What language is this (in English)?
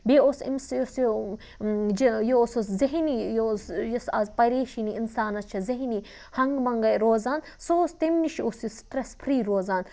Kashmiri